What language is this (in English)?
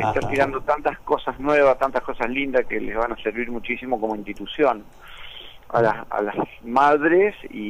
Spanish